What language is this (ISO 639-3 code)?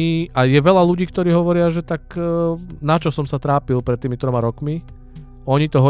ces